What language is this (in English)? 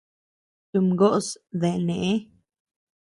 Tepeuxila Cuicatec